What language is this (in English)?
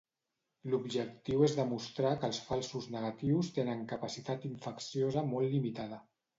Catalan